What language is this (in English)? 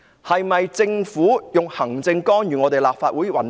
Cantonese